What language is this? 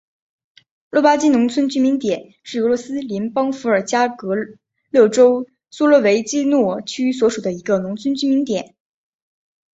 Chinese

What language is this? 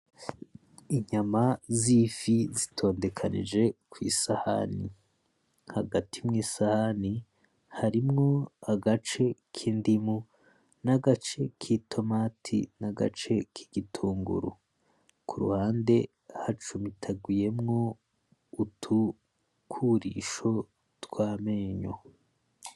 Rundi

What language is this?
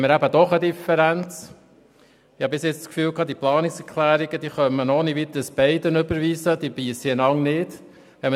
Swiss German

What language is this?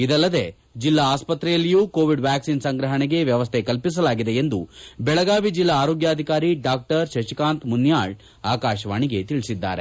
Kannada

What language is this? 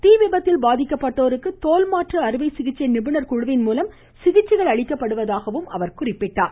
Tamil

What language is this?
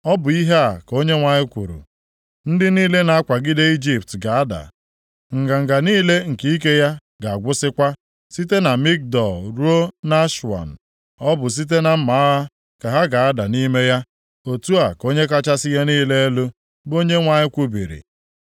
Igbo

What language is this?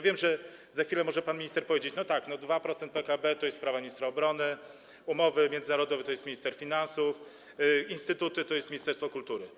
Polish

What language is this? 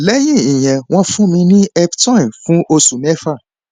Yoruba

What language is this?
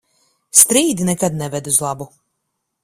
Latvian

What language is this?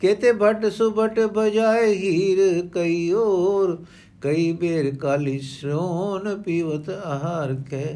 Punjabi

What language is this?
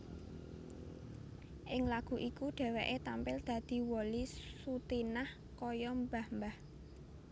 Javanese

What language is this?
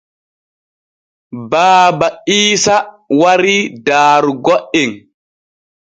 Borgu Fulfulde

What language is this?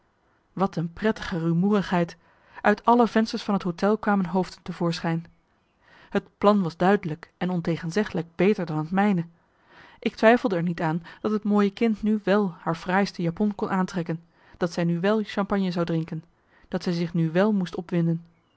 Dutch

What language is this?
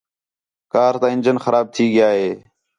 Khetrani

